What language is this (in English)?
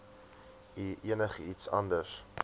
Afrikaans